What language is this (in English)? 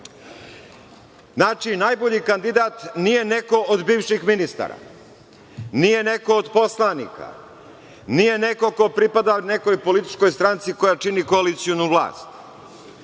Serbian